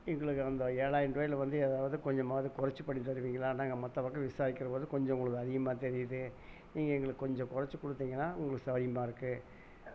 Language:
Tamil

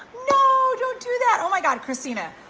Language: English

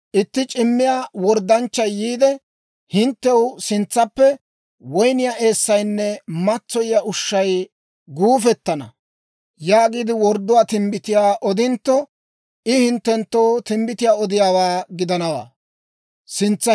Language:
Dawro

